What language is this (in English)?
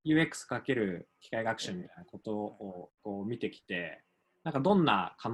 Japanese